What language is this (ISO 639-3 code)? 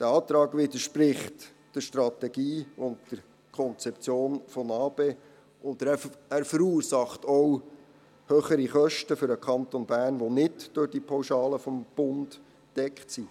gsw